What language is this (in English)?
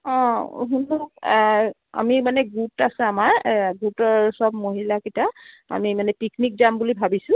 Assamese